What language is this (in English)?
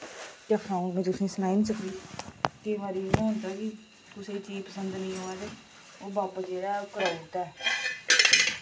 Dogri